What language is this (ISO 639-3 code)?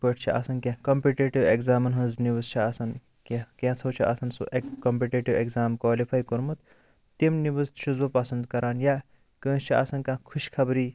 kas